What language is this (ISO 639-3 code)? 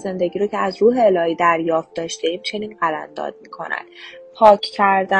fas